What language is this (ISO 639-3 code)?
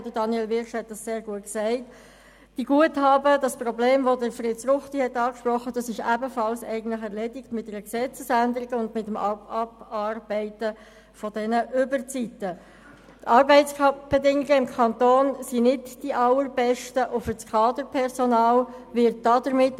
gsw